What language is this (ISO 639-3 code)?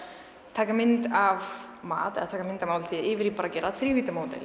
isl